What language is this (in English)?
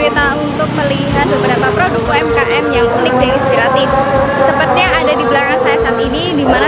Indonesian